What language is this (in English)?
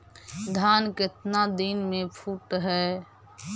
Magahi